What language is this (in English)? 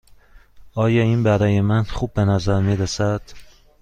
Persian